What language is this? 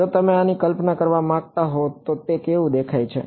Gujarati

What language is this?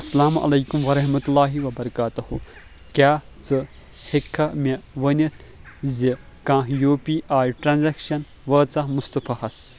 Kashmiri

